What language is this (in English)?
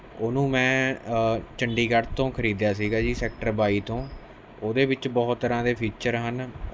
Punjabi